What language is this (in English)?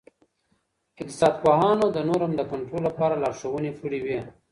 Pashto